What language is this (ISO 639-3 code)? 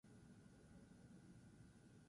eus